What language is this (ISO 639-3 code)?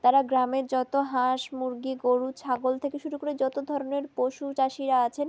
ben